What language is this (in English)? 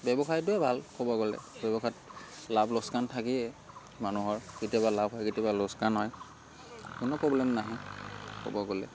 Assamese